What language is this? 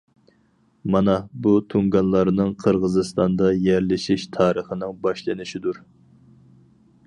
Uyghur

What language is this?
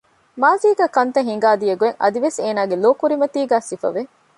Divehi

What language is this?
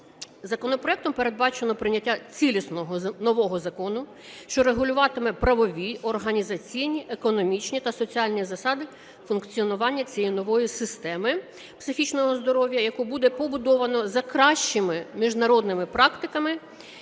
Ukrainian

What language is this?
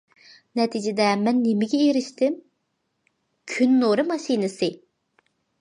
Uyghur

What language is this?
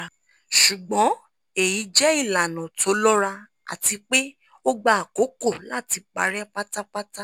Yoruba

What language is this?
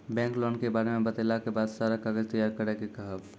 Maithili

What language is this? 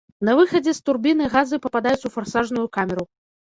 Belarusian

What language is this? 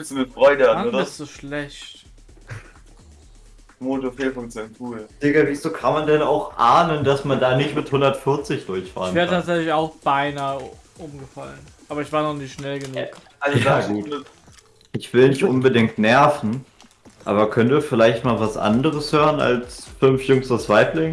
German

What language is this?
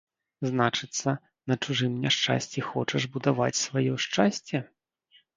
Belarusian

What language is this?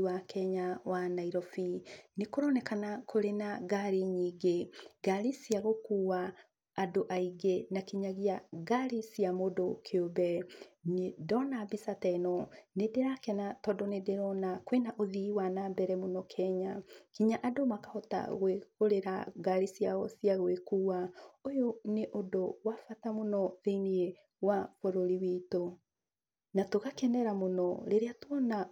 Kikuyu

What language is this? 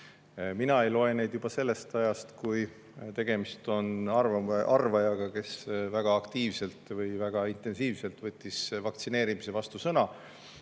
Estonian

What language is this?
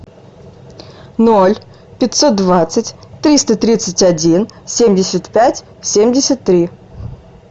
Russian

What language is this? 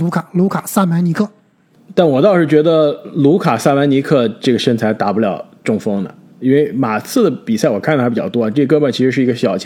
Chinese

